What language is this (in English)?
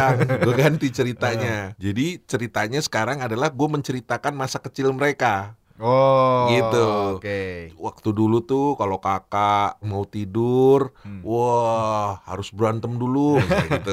Indonesian